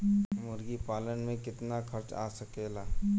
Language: Bhojpuri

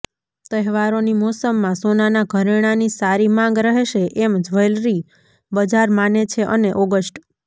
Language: Gujarati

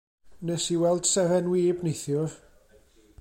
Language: Welsh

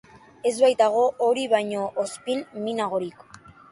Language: Basque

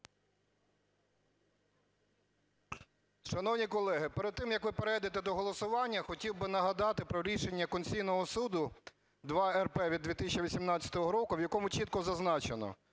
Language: Ukrainian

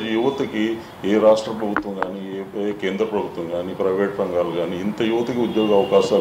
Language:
English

